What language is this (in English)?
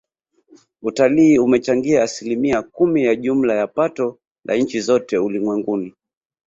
Swahili